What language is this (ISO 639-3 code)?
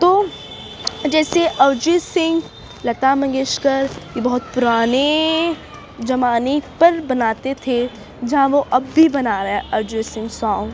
urd